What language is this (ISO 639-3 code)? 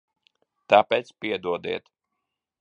lav